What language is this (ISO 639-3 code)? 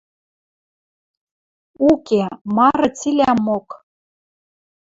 mrj